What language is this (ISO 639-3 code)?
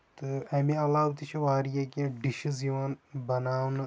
kas